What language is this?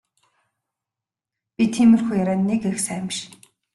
Mongolian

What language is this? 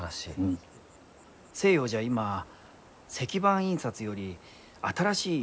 Japanese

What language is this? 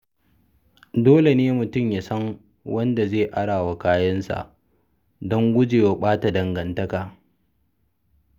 Hausa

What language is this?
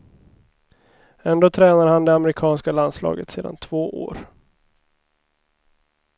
Swedish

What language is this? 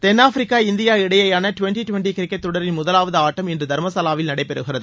Tamil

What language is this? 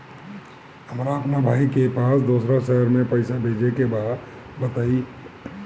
Bhojpuri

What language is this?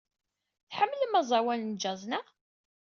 Kabyle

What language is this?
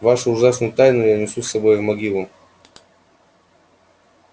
Russian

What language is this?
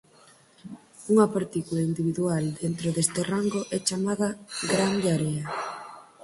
Galician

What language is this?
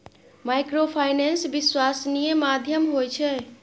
Maithili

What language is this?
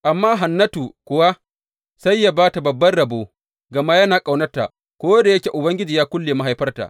Hausa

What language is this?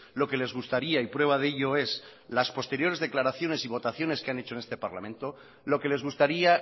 Spanish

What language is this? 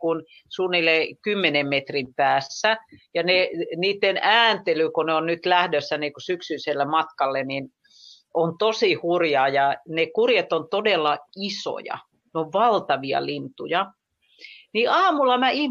Finnish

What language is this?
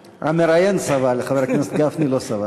Hebrew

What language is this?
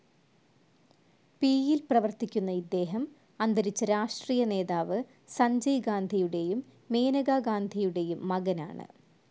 Malayalam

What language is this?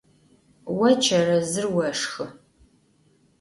Adyghe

